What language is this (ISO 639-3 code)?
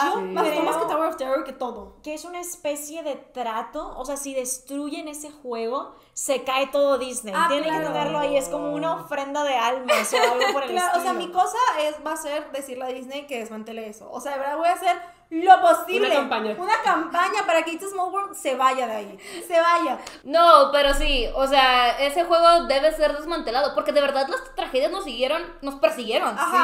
spa